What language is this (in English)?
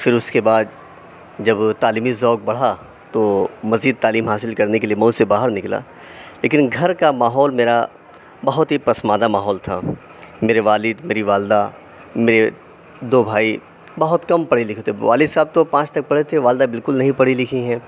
Urdu